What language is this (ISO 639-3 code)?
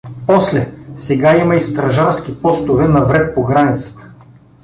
bul